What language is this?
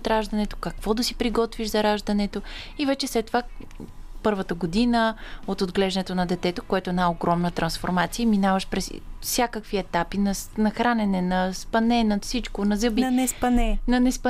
Bulgarian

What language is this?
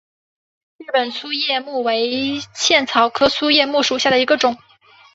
Chinese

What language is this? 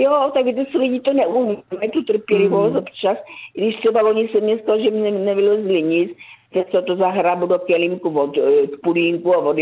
Czech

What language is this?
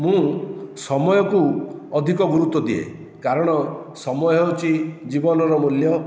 Odia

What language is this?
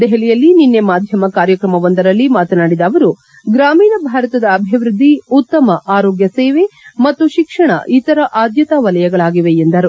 Kannada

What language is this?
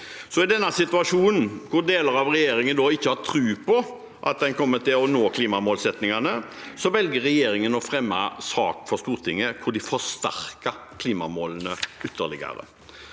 Norwegian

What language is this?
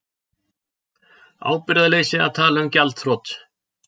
Icelandic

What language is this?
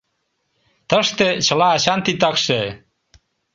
Mari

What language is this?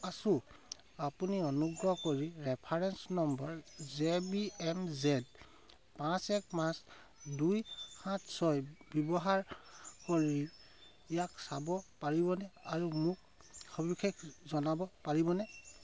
Assamese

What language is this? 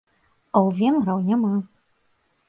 Belarusian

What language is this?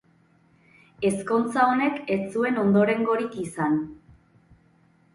Basque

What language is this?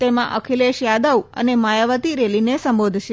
Gujarati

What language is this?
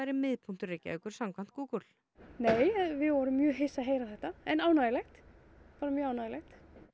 Icelandic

